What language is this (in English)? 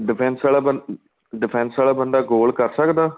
Punjabi